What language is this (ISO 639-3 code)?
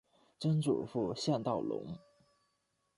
zho